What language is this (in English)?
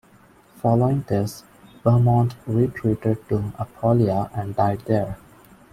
English